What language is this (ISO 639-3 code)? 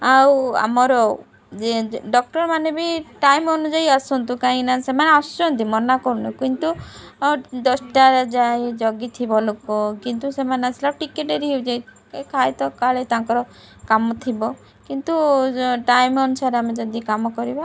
ori